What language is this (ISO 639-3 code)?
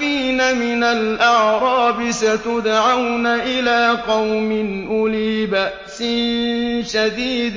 ara